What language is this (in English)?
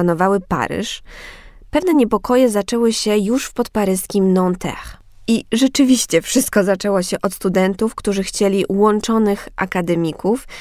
Polish